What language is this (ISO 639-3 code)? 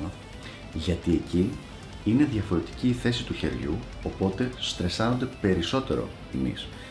ell